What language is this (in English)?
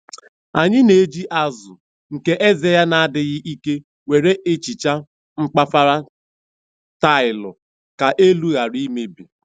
Igbo